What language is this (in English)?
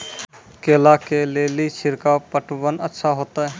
Maithili